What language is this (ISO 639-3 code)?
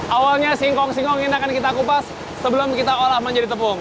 ind